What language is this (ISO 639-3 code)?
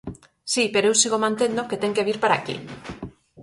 glg